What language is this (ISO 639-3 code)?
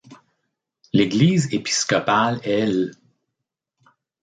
fra